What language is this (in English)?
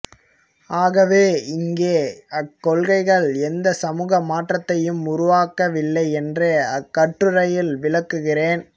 Tamil